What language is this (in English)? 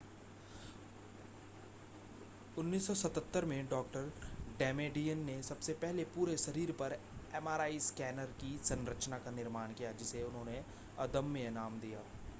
Hindi